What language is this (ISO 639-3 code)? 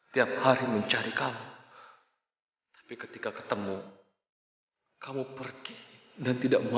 ind